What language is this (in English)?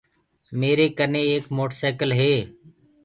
Gurgula